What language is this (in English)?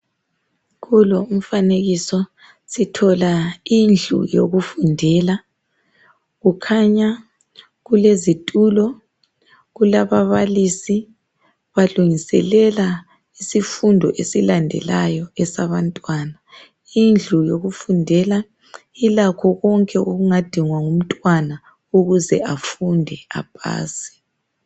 North Ndebele